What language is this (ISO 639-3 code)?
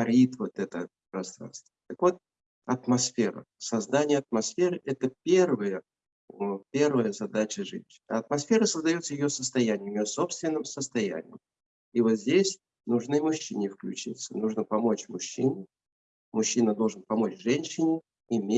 rus